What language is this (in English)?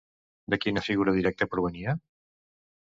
Catalan